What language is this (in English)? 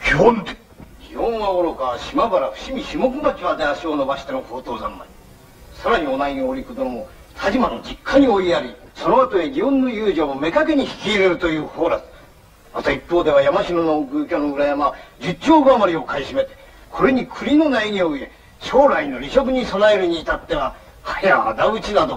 Japanese